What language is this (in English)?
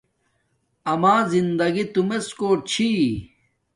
Domaaki